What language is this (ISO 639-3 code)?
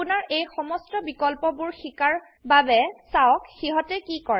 asm